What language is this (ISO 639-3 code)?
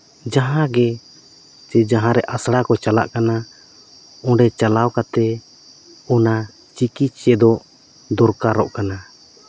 sat